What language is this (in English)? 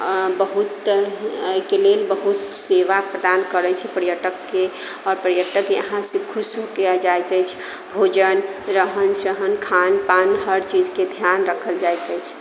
Maithili